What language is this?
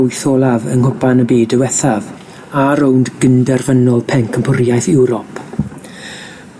Welsh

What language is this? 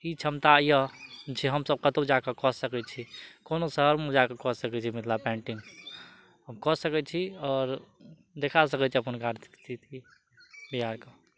Maithili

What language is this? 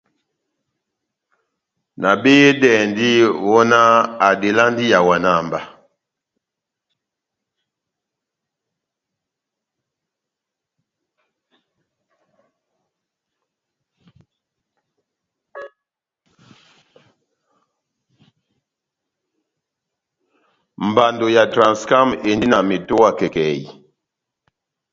Batanga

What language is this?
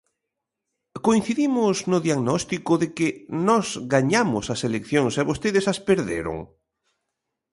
Galician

